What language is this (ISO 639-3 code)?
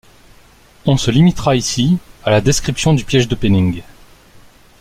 fra